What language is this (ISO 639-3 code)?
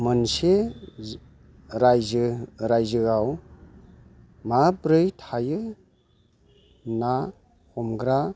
brx